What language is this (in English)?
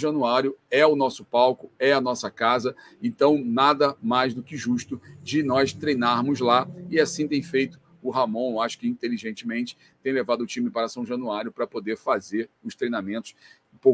Portuguese